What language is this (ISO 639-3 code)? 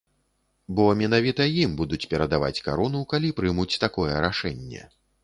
bel